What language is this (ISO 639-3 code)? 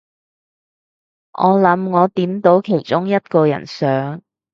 yue